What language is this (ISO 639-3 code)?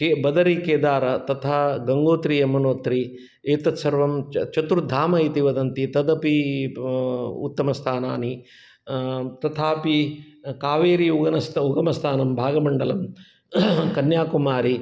san